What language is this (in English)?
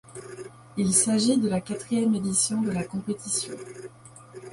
French